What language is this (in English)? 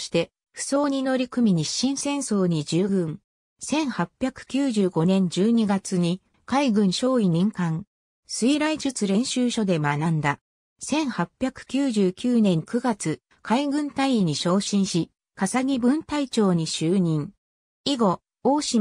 Japanese